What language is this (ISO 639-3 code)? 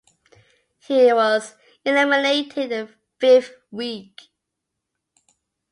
eng